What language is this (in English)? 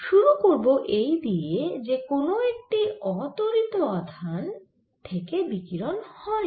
Bangla